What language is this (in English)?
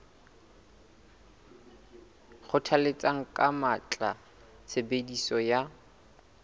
Southern Sotho